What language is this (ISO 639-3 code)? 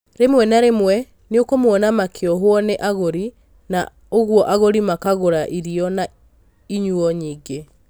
kik